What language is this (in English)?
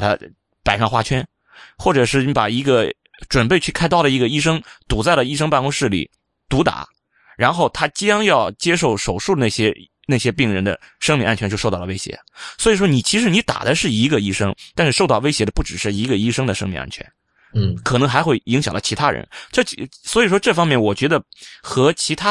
Chinese